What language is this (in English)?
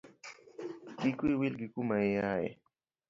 Luo (Kenya and Tanzania)